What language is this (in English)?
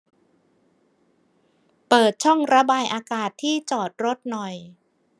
Thai